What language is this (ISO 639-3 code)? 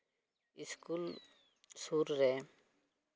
sat